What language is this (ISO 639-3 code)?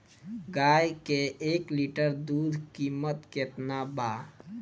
bho